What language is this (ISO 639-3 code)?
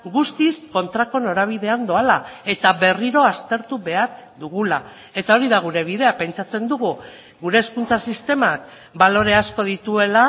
eus